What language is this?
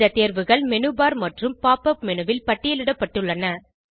Tamil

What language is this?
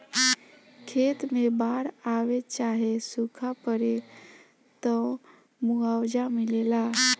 Bhojpuri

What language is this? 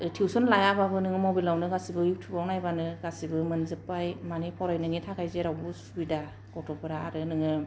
Bodo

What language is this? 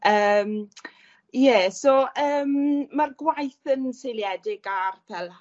Welsh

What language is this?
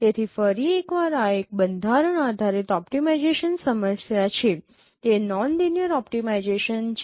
Gujarati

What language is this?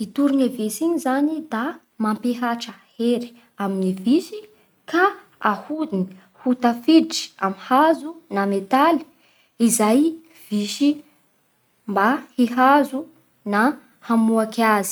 Bara Malagasy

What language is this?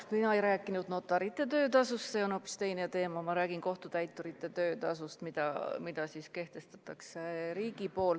Estonian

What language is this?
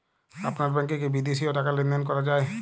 Bangla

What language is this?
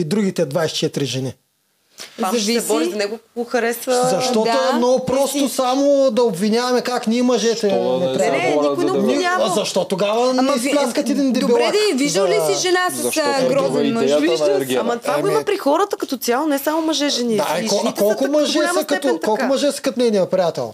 Bulgarian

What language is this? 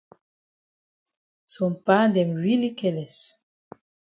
Cameroon Pidgin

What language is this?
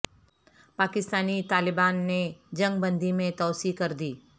Urdu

